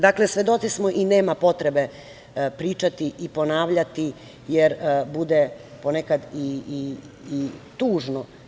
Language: Serbian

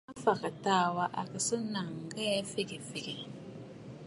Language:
Bafut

